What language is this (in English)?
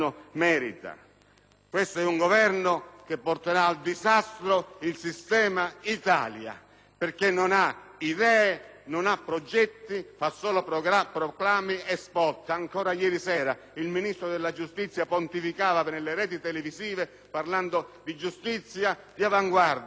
Italian